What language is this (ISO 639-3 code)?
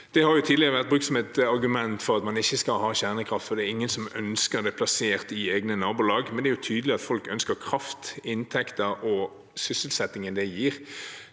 nor